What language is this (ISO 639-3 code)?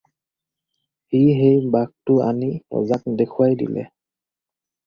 asm